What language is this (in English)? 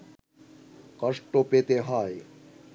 Bangla